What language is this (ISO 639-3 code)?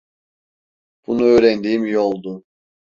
tur